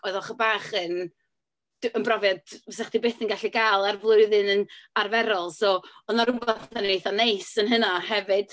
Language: Welsh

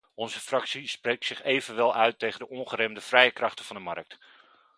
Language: Dutch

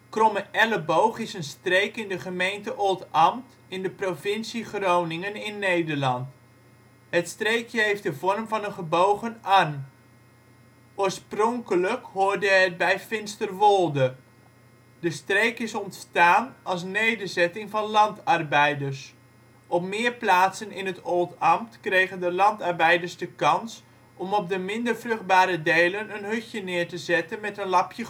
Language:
Dutch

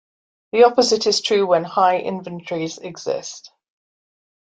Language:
English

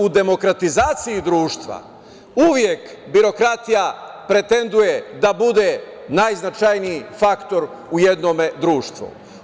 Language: Serbian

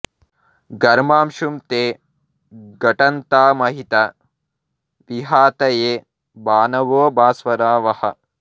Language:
Telugu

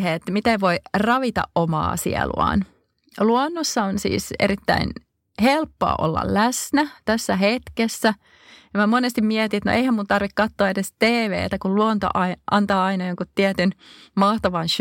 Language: Finnish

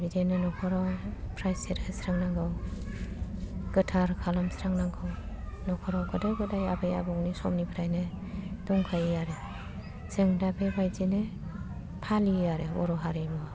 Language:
Bodo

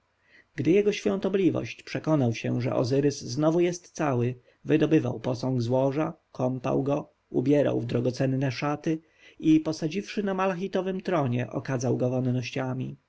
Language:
Polish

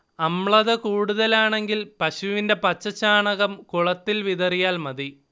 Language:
Malayalam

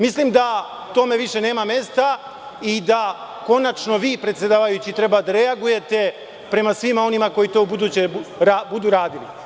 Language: Serbian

